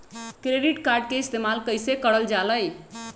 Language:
Magahi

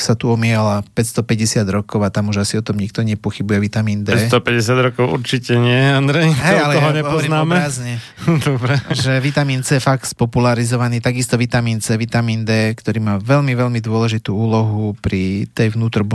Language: Slovak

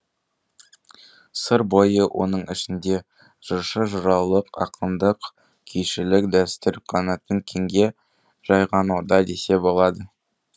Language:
Kazakh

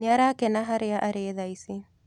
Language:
Kikuyu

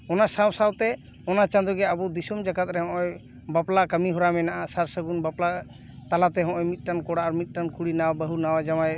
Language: Santali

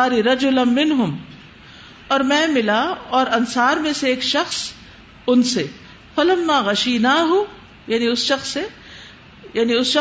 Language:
Urdu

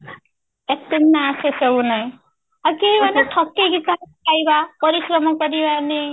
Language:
Odia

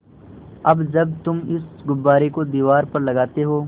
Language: Hindi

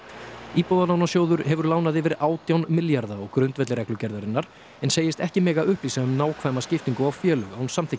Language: Icelandic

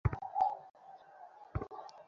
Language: Bangla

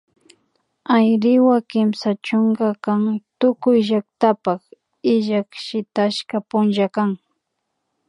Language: Imbabura Highland Quichua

